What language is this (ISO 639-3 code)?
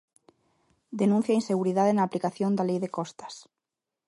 glg